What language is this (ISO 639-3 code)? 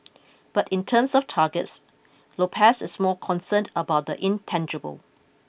eng